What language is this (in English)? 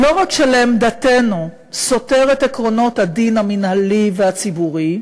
Hebrew